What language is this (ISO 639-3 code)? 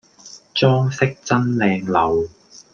yue